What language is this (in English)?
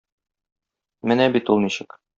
Tatar